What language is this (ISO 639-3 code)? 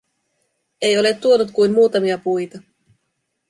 fin